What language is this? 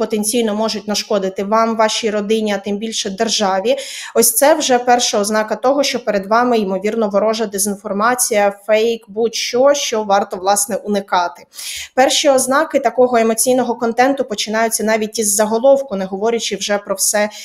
Ukrainian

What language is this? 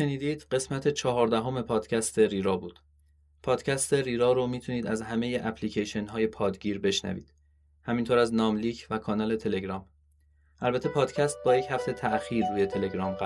Persian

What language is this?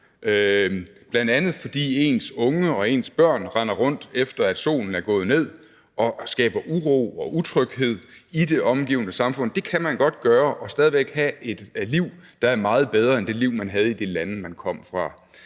Danish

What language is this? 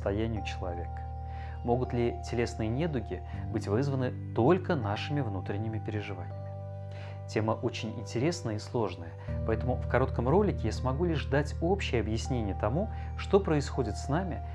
Russian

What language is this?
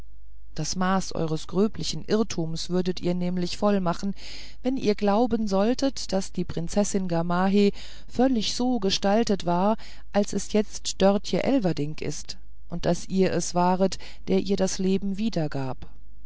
German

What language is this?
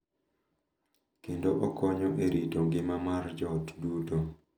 Luo (Kenya and Tanzania)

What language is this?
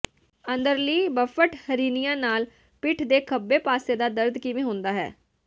Punjabi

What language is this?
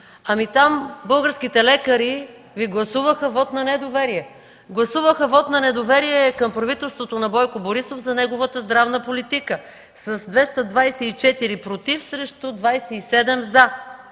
Bulgarian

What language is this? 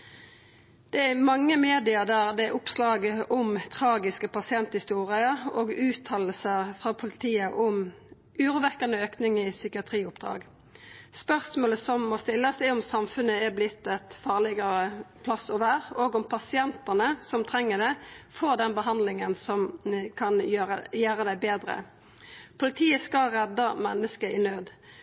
Norwegian Nynorsk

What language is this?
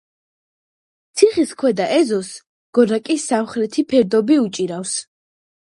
Georgian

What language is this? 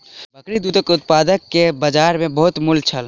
Maithili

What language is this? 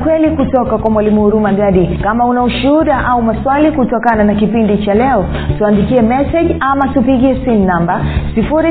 Swahili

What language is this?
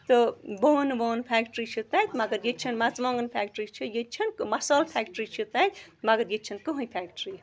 Kashmiri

